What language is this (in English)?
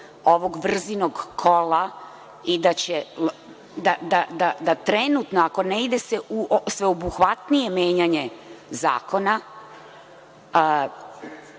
Serbian